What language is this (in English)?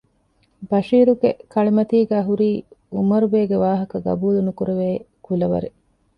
Divehi